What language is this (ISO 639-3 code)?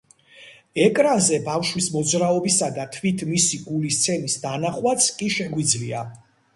kat